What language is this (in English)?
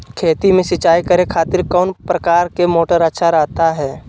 Magahi